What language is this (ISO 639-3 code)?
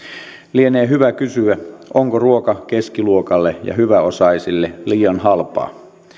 fin